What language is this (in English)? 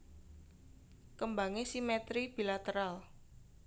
Javanese